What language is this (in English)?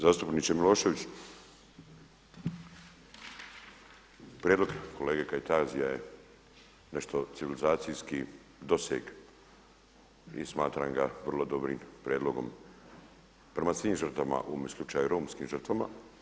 Croatian